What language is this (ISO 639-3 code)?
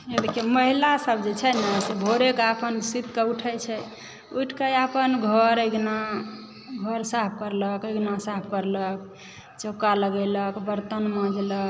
mai